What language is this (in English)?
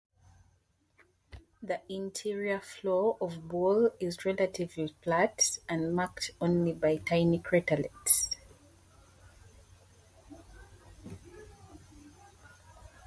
English